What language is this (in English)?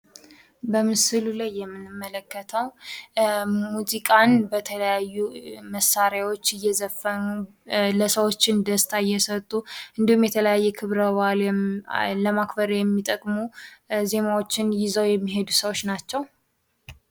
Amharic